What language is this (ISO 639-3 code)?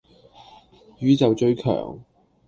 yue